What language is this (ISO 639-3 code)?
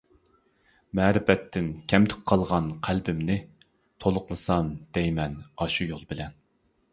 uig